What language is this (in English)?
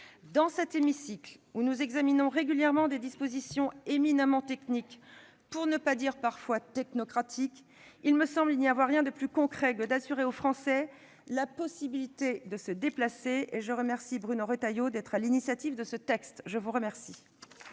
French